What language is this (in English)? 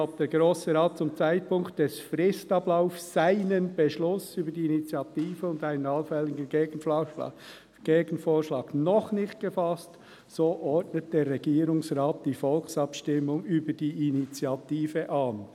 Swiss German